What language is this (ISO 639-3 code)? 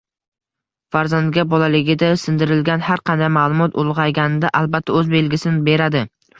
uzb